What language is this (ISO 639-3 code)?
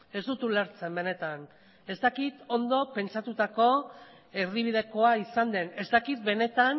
eus